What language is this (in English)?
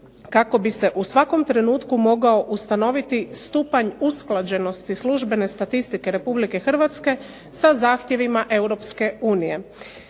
Croatian